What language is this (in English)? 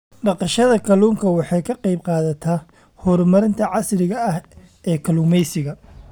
Somali